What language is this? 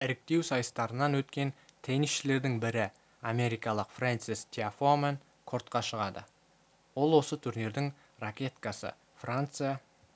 Kazakh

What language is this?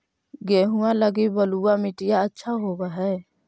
Magahi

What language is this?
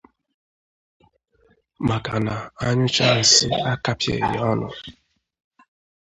Igbo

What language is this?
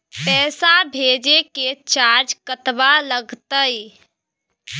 Maithili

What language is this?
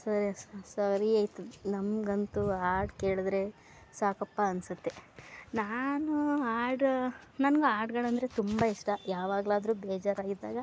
Kannada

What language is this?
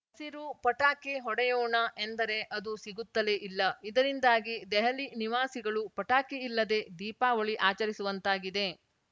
Kannada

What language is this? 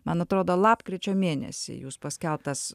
Lithuanian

